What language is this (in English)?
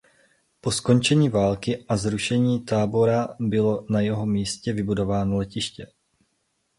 Czech